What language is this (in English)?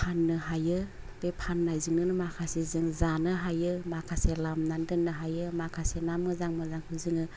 Bodo